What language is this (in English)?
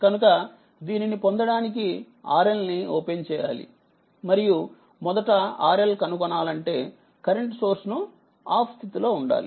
Telugu